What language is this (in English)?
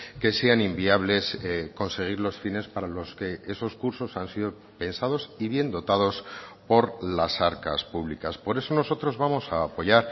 Spanish